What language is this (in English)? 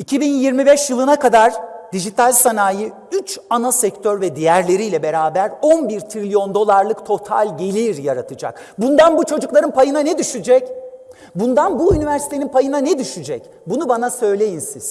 Turkish